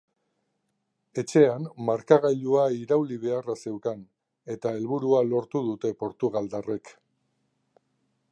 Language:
Basque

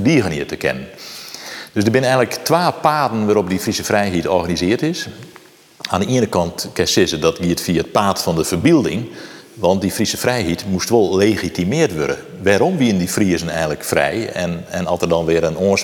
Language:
Dutch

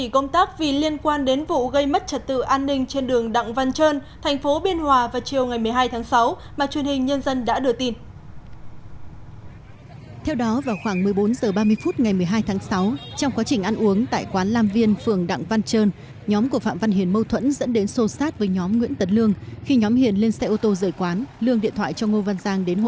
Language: Vietnamese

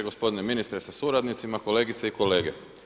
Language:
Croatian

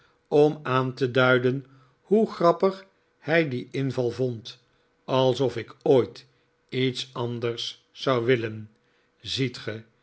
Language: Dutch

